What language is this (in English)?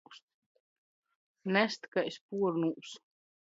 Latgalian